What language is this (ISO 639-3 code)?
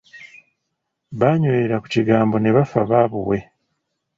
lug